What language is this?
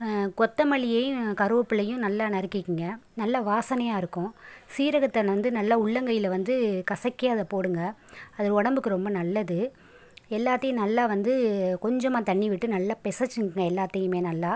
Tamil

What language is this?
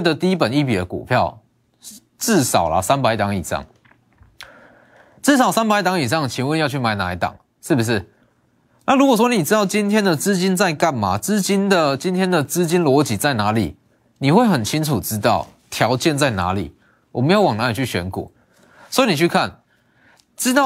Chinese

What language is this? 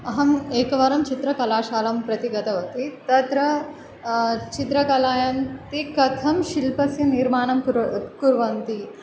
Sanskrit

